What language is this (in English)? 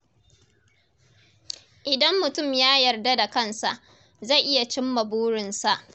Hausa